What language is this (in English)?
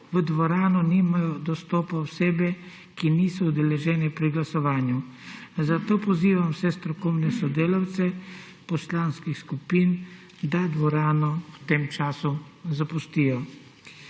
Slovenian